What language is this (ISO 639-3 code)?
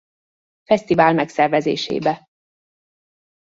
hun